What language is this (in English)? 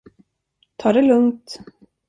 Swedish